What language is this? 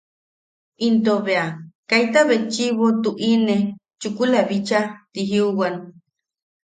Yaqui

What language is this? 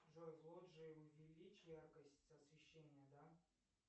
Russian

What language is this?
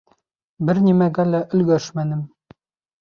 Bashkir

